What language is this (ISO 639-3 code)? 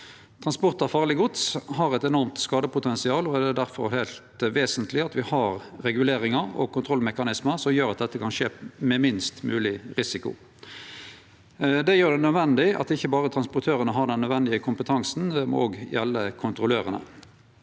nor